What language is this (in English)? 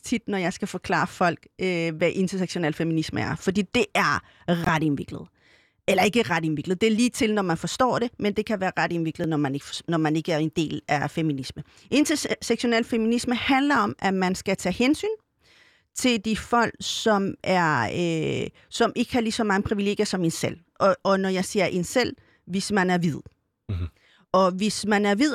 Danish